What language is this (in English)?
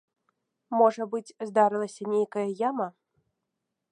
Belarusian